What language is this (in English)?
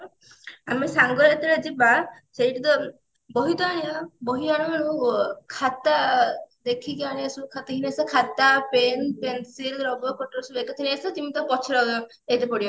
Odia